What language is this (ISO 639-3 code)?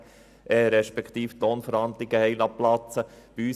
gsw